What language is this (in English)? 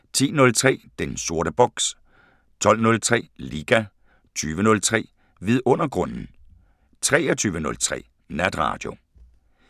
Danish